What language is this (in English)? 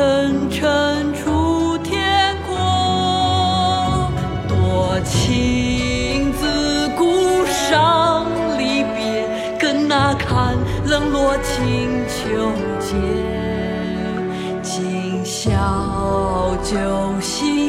Chinese